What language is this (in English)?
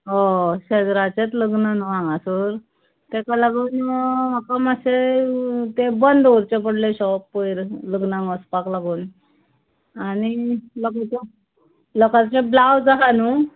Konkani